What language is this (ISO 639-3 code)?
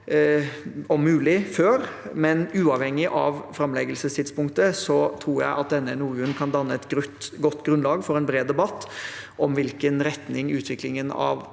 nor